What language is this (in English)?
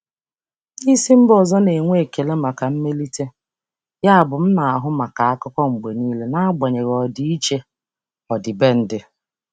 Igbo